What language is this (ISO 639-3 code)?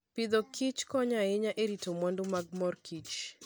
luo